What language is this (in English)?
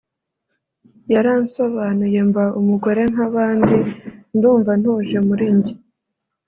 Kinyarwanda